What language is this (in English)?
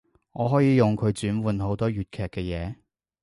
Cantonese